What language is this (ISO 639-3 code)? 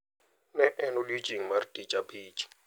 luo